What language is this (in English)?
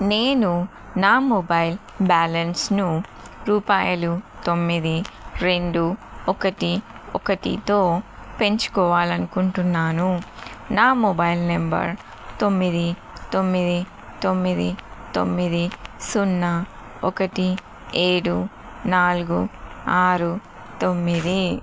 Telugu